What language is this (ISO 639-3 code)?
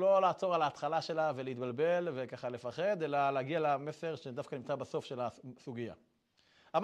heb